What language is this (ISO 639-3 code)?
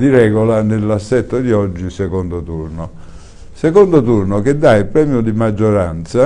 ita